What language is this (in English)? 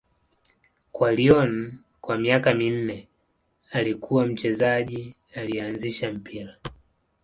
Swahili